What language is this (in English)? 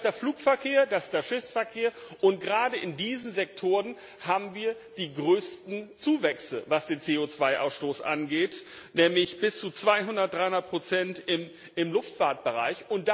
German